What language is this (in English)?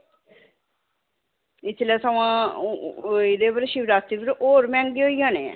Dogri